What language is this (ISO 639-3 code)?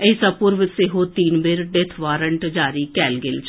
mai